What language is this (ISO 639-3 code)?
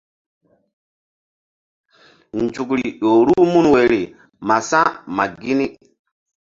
mdd